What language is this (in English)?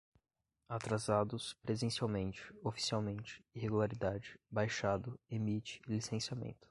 Portuguese